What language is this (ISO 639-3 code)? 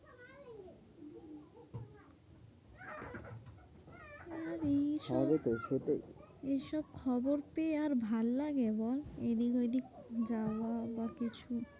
ben